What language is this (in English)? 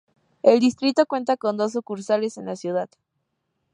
Spanish